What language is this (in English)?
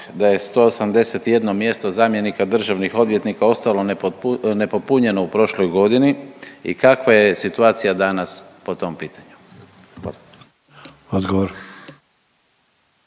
Croatian